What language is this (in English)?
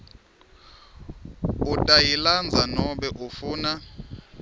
Swati